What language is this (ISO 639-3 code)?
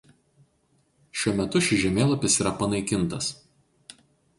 lit